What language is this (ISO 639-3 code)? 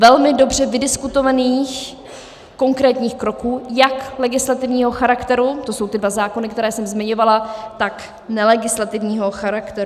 ces